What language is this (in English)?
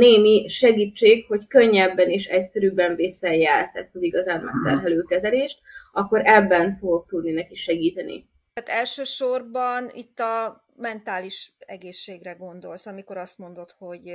Hungarian